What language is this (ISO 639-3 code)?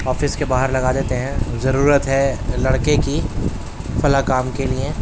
urd